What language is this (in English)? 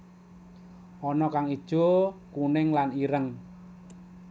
Javanese